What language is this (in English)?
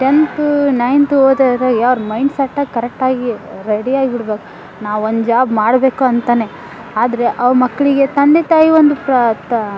Kannada